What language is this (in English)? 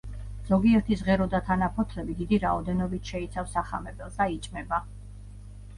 Georgian